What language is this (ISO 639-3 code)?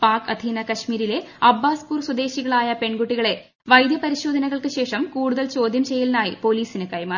mal